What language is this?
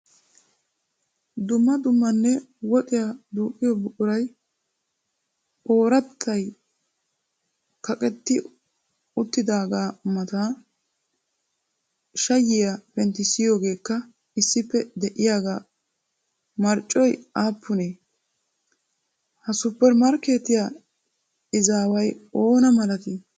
Wolaytta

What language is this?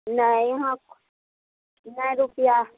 Maithili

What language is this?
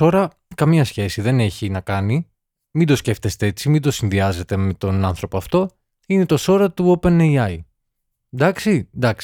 Greek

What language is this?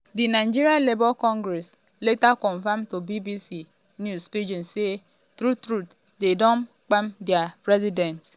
Nigerian Pidgin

